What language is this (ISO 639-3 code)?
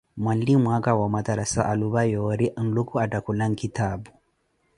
eko